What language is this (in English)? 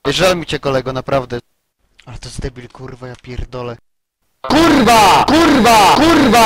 Polish